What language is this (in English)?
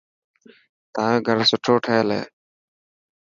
Dhatki